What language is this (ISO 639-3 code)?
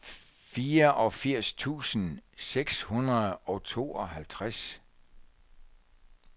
dan